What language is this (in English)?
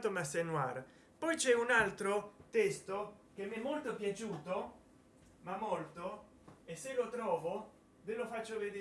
Italian